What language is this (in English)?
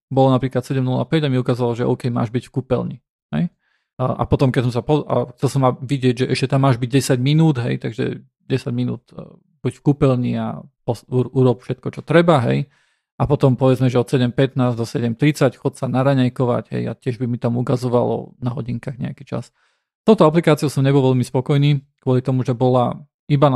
Slovak